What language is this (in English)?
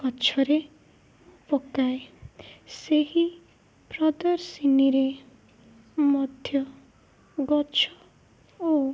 Odia